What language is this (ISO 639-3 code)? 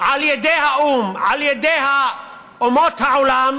heb